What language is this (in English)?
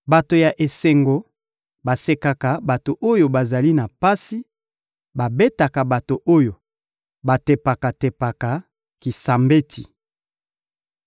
Lingala